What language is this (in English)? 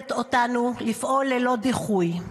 Hebrew